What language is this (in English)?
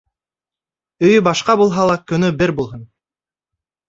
Bashkir